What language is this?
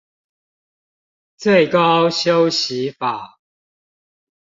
Chinese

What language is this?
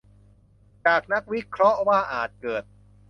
Thai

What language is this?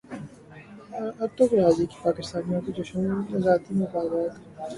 Urdu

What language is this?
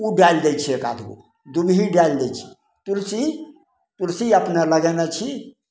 Maithili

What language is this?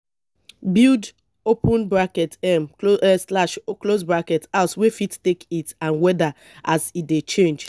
Nigerian Pidgin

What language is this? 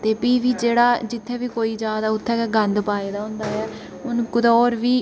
Dogri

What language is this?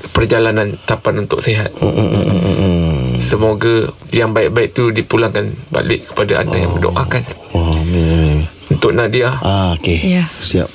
Malay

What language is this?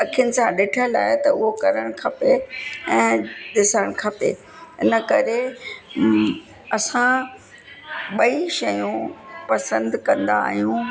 Sindhi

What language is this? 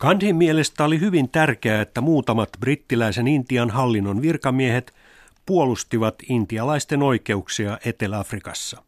Finnish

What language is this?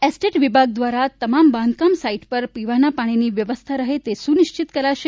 Gujarati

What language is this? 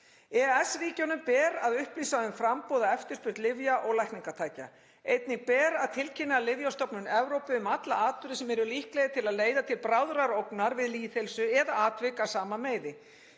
Icelandic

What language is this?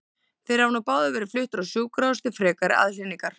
Icelandic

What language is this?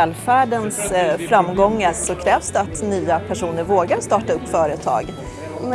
Swedish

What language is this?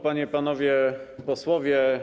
Polish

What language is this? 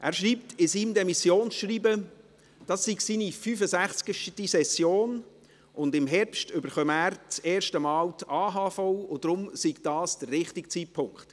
Swiss German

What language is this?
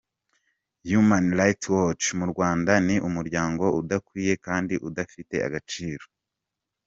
Kinyarwanda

